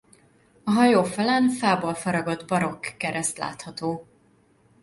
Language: Hungarian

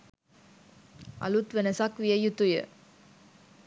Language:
Sinhala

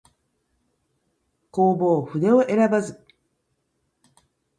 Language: Japanese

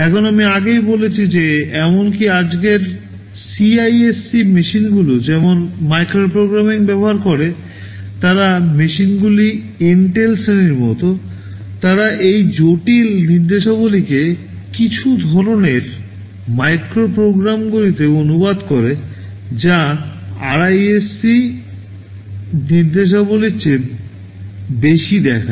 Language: Bangla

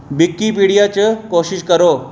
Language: Dogri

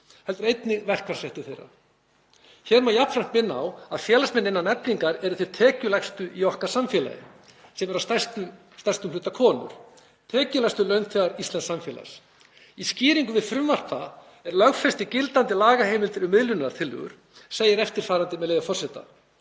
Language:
Icelandic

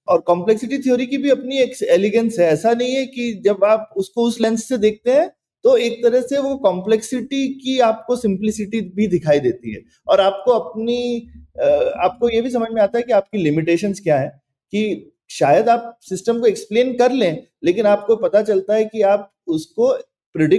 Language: Hindi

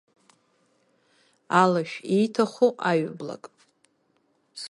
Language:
Abkhazian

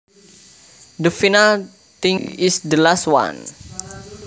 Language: Javanese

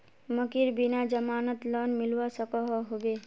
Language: Magahi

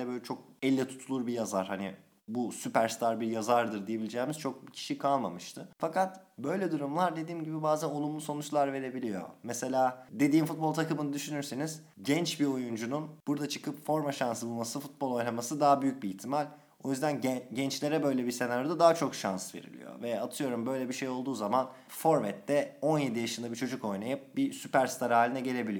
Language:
Turkish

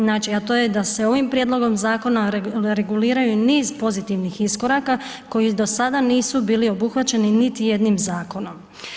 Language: Croatian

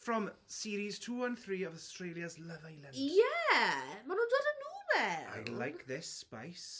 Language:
Welsh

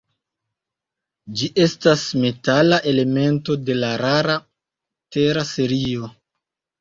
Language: Esperanto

